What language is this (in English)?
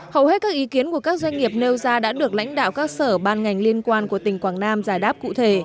Vietnamese